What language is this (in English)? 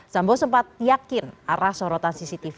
Indonesian